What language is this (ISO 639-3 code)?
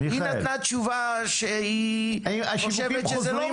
heb